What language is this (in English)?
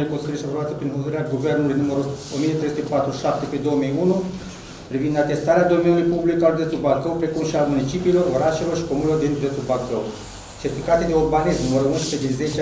Romanian